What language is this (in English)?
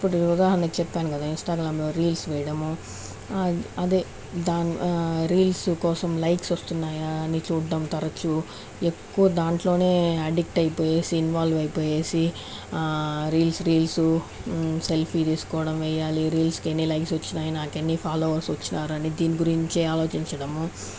Telugu